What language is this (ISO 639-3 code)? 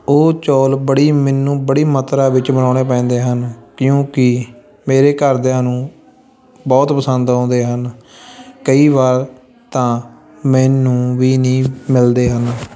pan